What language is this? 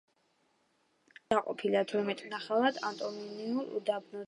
Georgian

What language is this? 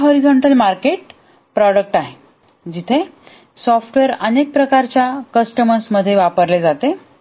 Marathi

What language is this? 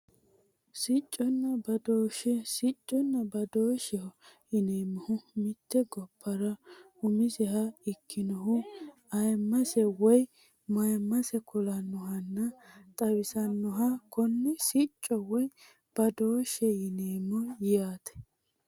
Sidamo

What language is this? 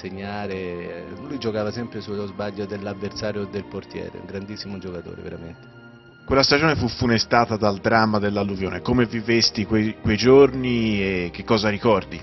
Italian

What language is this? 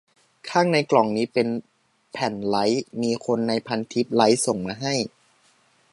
Thai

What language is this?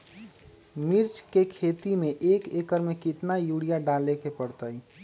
Magahi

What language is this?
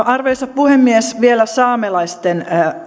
Finnish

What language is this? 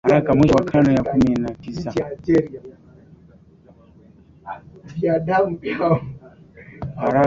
Swahili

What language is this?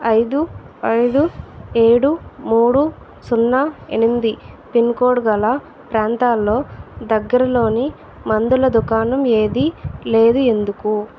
Telugu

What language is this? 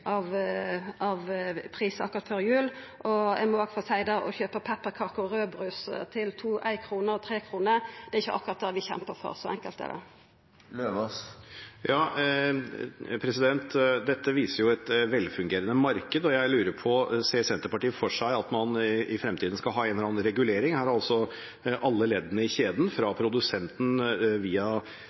Norwegian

